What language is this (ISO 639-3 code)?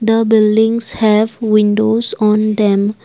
eng